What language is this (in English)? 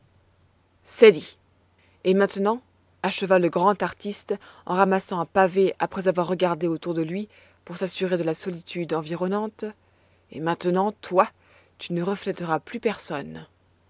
French